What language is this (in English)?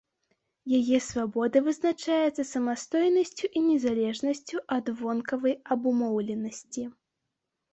Belarusian